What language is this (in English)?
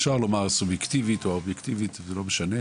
Hebrew